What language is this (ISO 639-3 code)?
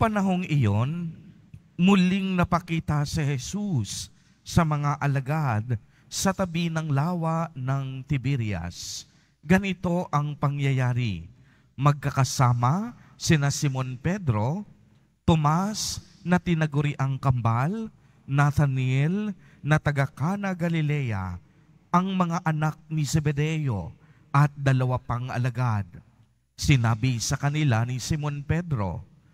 fil